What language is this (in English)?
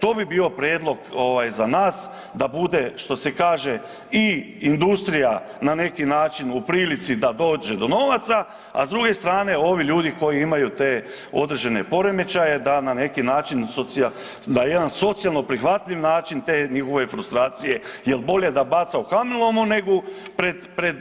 Croatian